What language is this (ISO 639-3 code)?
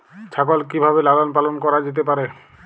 ben